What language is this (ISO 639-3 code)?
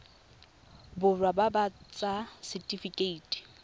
tsn